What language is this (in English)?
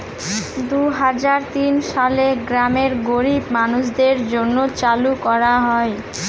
Bangla